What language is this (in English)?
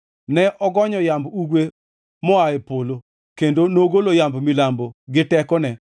Luo (Kenya and Tanzania)